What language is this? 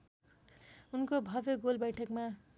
Nepali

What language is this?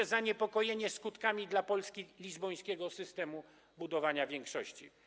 Polish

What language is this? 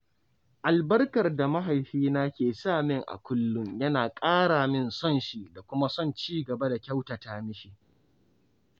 Hausa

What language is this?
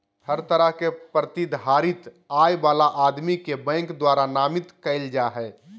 Magahi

